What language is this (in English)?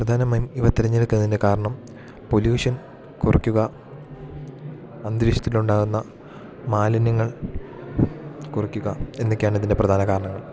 Malayalam